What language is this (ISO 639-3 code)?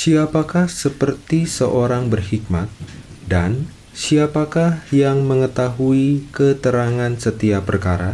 ind